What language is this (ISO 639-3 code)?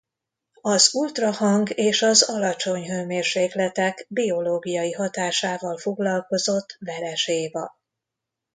hun